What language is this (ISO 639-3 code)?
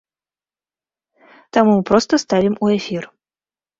bel